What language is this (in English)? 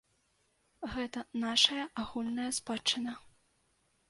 Belarusian